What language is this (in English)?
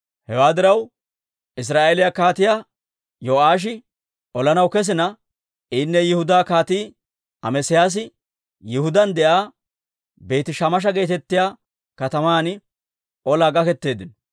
Dawro